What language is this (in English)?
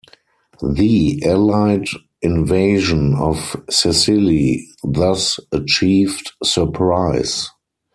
English